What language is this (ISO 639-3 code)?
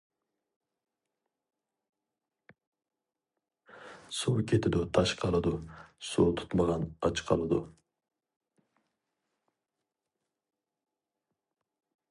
uig